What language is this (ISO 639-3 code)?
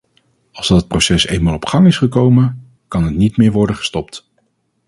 nld